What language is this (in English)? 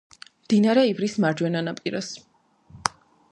Georgian